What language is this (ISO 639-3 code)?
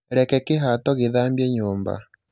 kik